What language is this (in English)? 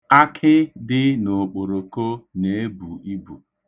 Igbo